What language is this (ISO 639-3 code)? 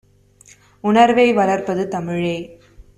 tam